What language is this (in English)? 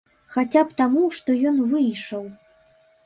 Belarusian